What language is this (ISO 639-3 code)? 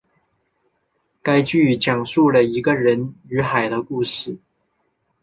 zho